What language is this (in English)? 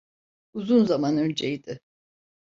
Turkish